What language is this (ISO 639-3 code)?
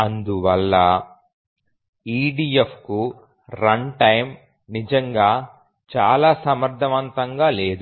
tel